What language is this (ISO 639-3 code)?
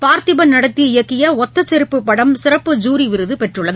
tam